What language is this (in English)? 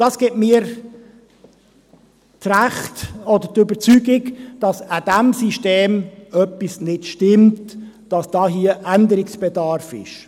Swiss German